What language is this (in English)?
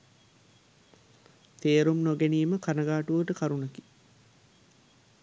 Sinhala